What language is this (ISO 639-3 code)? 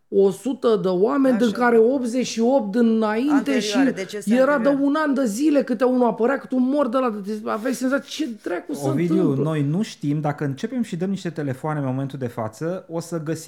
ron